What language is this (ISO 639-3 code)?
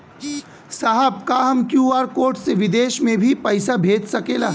bho